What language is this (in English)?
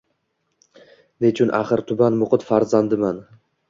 Uzbek